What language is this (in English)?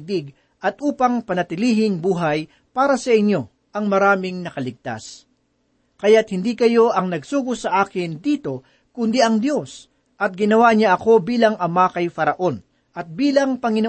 Filipino